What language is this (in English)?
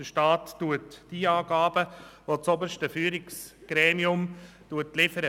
Swiss German